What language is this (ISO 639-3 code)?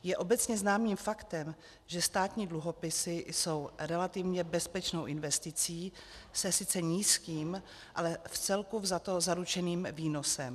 ces